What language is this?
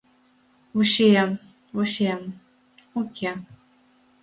Mari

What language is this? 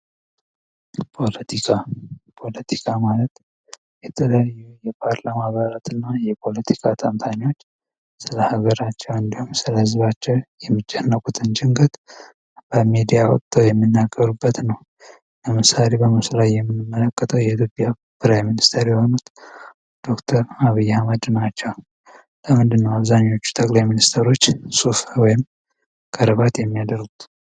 Amharic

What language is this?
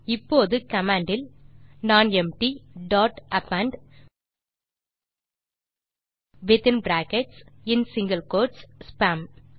Tamil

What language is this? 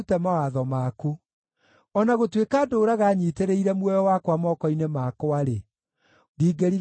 Kikuyu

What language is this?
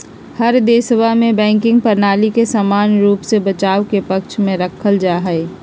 Magahi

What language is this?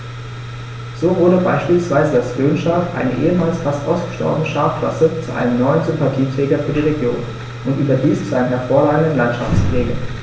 German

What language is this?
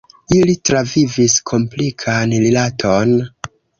Esperanto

